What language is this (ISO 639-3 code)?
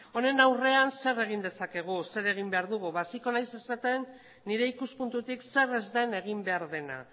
eus